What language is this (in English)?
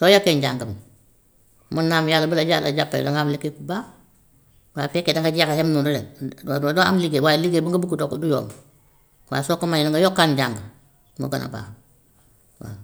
Gambian Wolof